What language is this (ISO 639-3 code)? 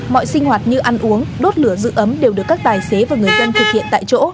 vie